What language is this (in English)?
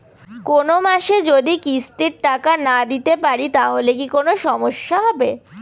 Bangla